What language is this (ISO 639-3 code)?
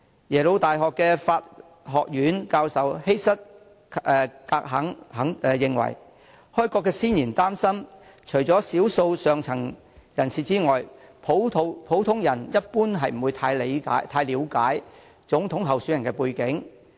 yue